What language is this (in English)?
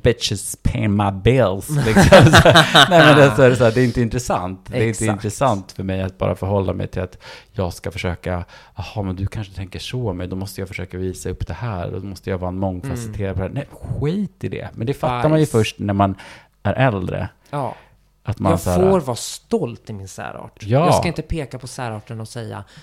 Swedish